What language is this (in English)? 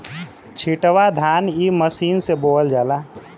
Bhojpuri